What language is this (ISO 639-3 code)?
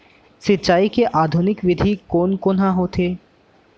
hne